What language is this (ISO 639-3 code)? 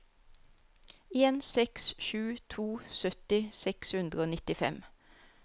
nor